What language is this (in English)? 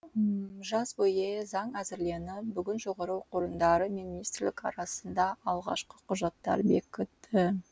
Kazakh